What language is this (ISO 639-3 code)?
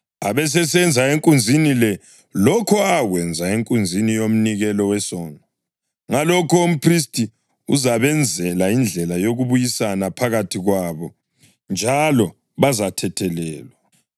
nde